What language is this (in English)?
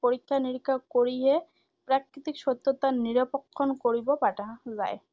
Assamese